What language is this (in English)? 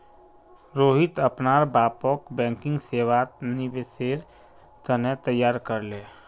Magahi